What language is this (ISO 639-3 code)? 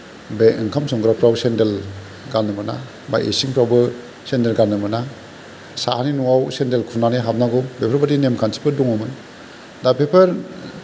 brx